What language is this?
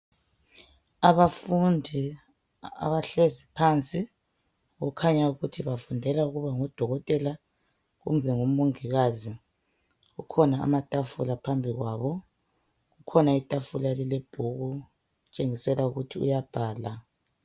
North Ndebele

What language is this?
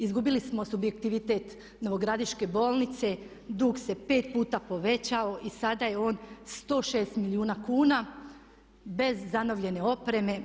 Croatian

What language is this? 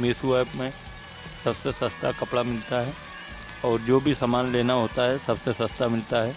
Hindi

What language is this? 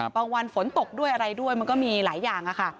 Thai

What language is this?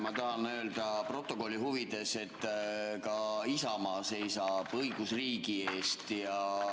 Estonian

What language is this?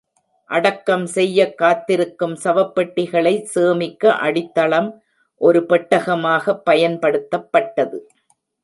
Tamil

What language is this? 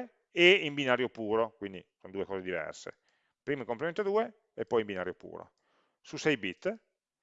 Italian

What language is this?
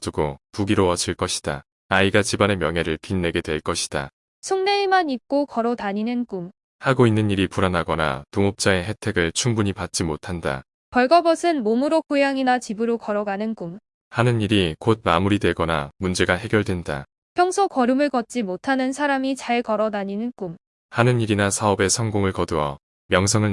Korean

